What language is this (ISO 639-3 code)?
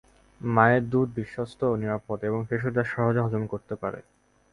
ben